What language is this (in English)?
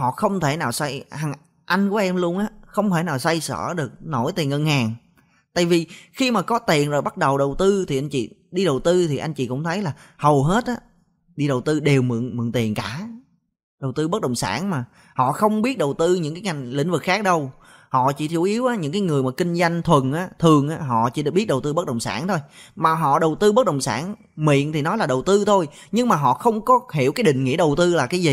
Vietnamese